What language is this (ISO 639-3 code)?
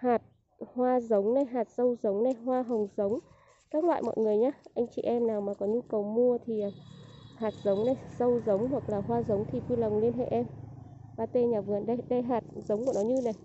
vie